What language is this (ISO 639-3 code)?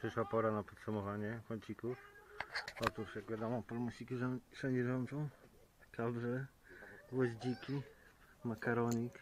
pol